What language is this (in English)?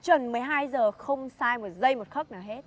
Vietnamese